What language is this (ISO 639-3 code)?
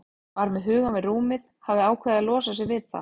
isl